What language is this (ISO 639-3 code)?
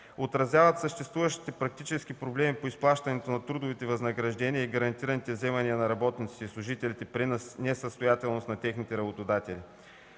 bul